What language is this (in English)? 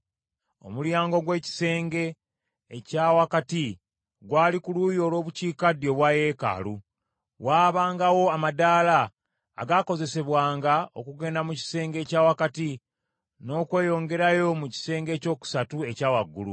Ganda